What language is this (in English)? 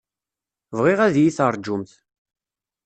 Kabyle